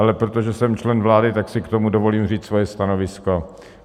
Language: Czech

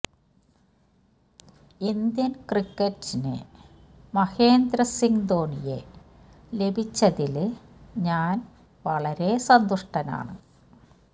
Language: Malayalam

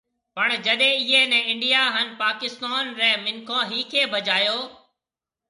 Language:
Marwari (Pakistan)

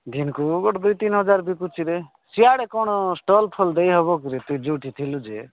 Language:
Odia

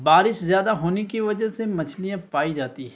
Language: Urdu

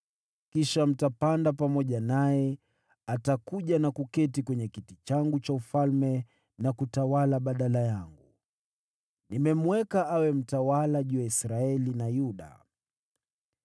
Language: Swahili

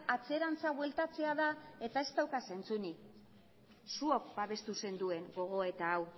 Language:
Basque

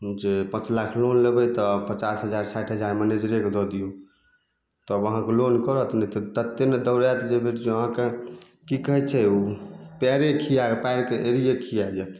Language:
Maithili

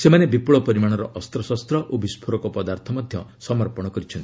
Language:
Odia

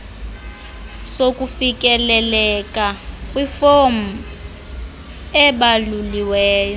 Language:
Xhosa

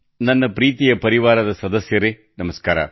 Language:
Kannada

